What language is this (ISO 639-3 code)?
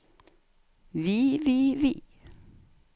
nor